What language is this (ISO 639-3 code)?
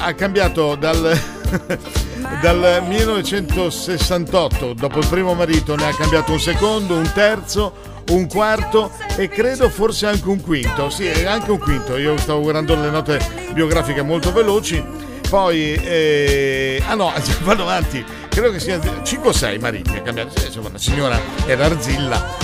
ita